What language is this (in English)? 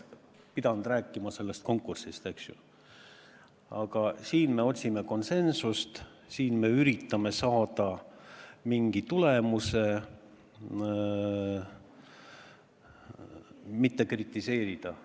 Estonian